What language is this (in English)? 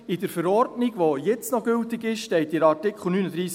Swiss German